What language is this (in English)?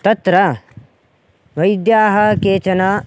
Sanskrit